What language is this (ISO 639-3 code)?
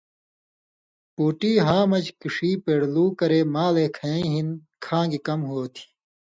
mvy